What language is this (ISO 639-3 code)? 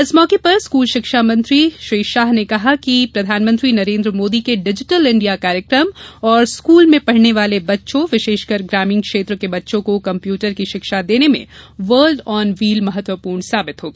hin